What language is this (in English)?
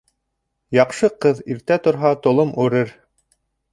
Bashkir